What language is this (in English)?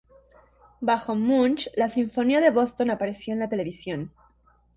Spanish